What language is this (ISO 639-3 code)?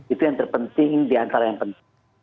ind